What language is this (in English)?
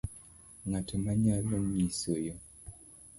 Luo (Kenya and Tanzania)